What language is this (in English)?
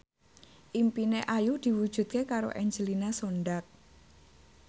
Javanese